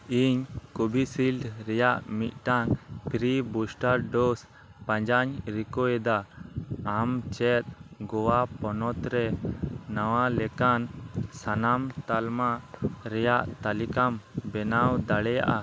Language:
Santali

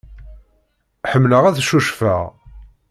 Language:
Kabyle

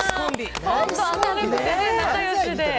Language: Japanese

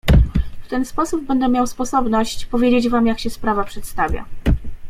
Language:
Polish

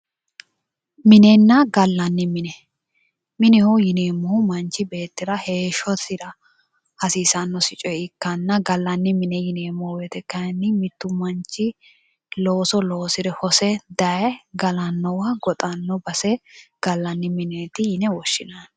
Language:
Sidamo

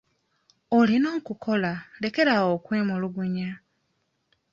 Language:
Ganda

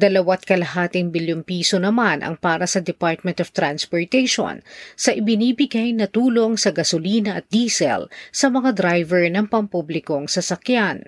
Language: Filipino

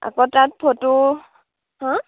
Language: Assamese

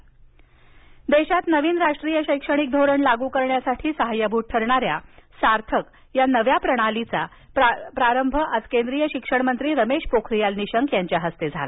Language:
Marathi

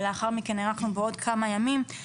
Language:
Hebrew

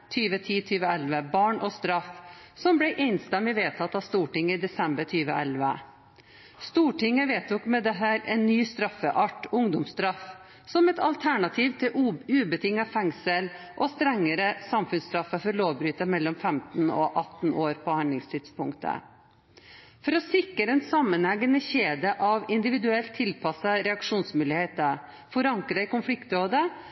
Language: Norwegian Bokmål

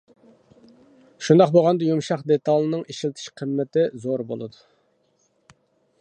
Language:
Uyghur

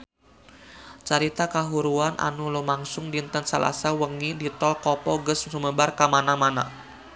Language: Sundanese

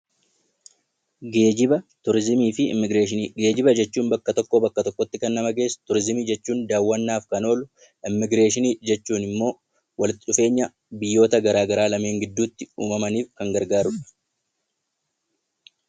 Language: Oromo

